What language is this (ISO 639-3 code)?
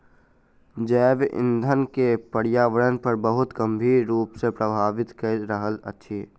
mai